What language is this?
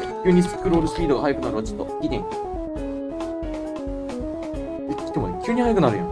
Japanese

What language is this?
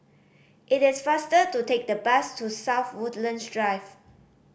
English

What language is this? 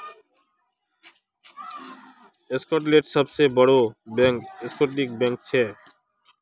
Magahi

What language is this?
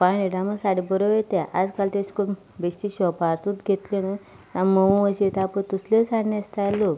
Konkani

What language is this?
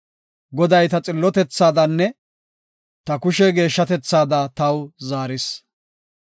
Gofa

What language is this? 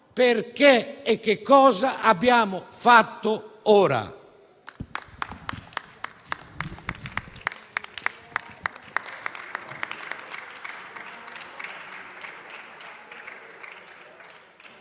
Italian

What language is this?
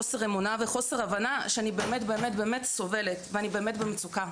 Hebrew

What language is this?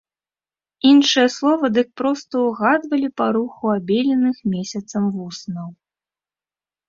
Belarusian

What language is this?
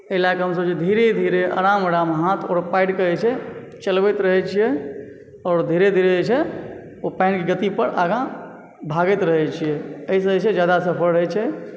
Maithili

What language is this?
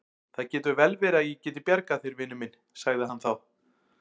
Icelandic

